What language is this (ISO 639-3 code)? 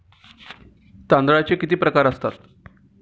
mar